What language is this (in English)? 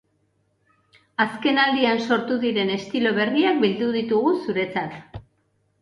Basque